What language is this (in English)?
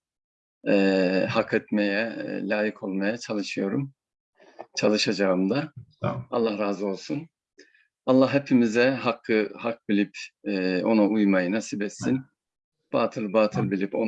Turkish